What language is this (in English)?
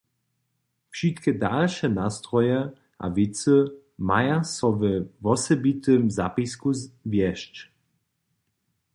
Upper Sorbian